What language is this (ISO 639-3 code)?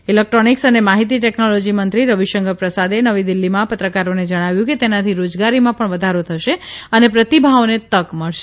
guj